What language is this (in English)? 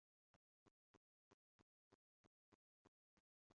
Kinyarwanda